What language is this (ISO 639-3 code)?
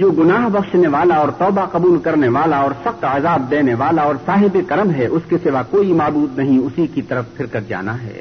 urd